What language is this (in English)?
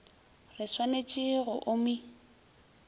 Northern Sotho